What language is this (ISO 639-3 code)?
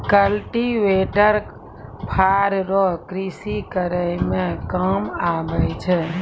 mai